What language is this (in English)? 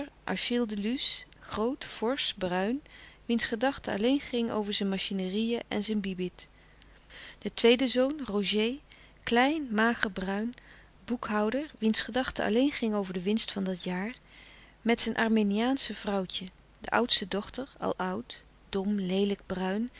Dutch